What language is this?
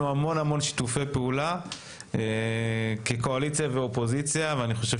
Hebrew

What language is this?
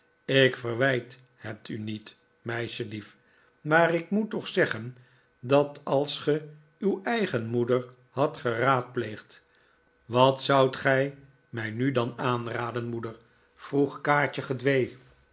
Dutch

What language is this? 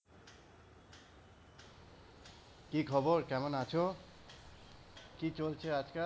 Bangla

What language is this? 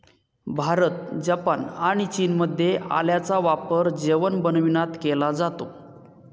Marathi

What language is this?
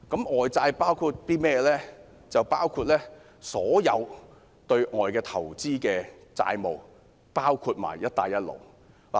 Cantonese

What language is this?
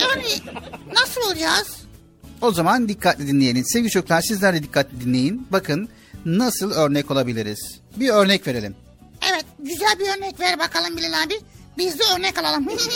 Turkish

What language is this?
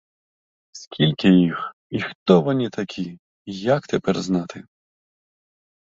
Ukrainian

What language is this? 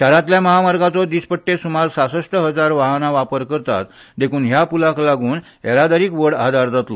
Konkani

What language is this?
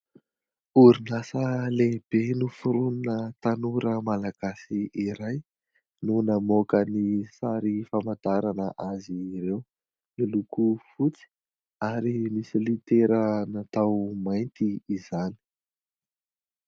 Malagasy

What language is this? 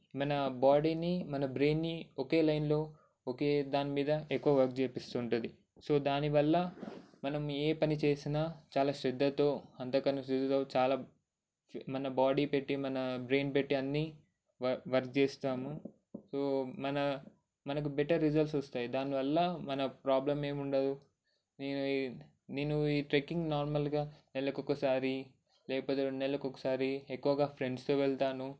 Telugu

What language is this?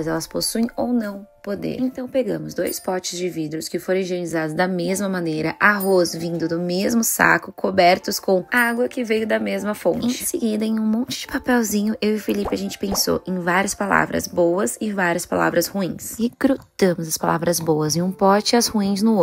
Portuguese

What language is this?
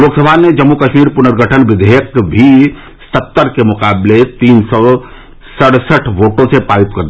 Hindi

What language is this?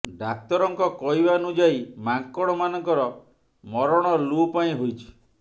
Odia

